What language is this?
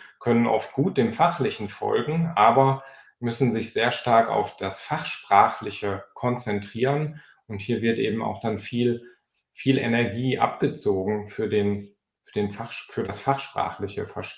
German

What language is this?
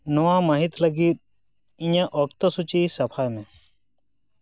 Santali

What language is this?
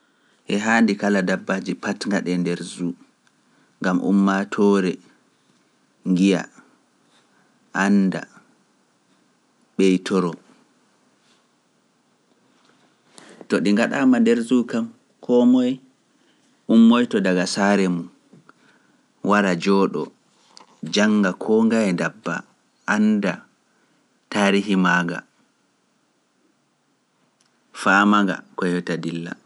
Pular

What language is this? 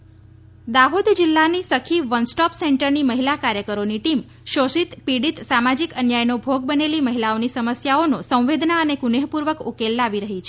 Gujarati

